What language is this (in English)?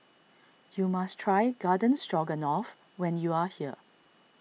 English